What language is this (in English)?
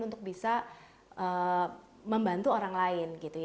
Indonesian